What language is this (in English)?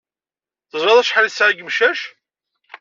Kabyle